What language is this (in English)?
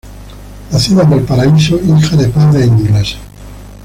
Spanish